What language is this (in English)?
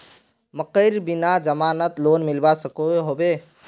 Magahi